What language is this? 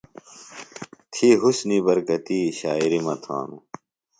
Phalura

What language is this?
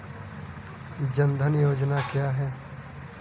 Hindi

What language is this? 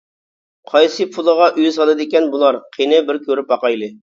Uyghur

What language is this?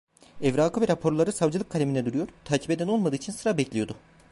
Turkish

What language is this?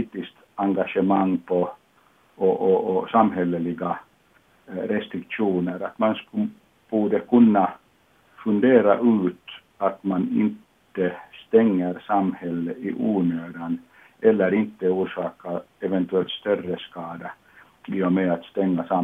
Swedish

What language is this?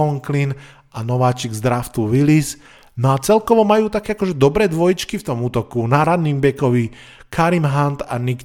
Slovak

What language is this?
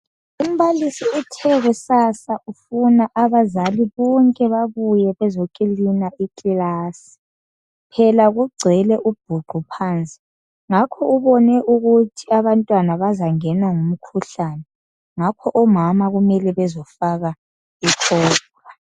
North Ndebele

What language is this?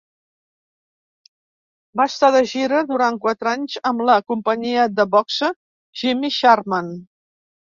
Catalan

